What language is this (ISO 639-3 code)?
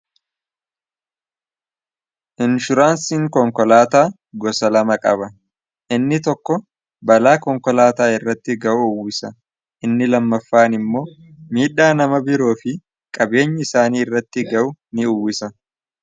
orm